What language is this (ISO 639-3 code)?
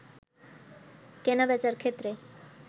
ben